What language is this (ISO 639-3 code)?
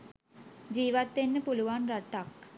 sin